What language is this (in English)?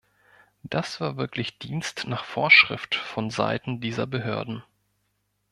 German